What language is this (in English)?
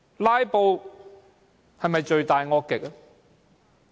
Cantonese